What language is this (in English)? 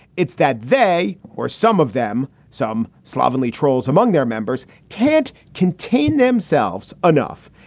English